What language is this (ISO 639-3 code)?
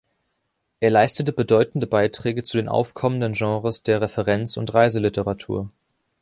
deu